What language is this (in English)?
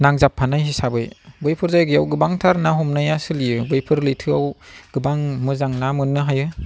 Bodo